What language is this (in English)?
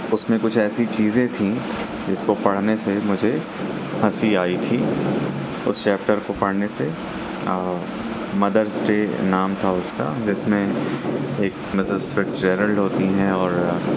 Urdu